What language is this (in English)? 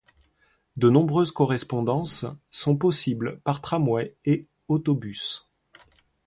French